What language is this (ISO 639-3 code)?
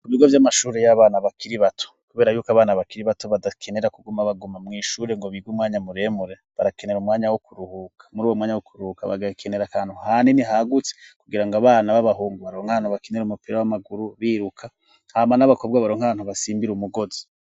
run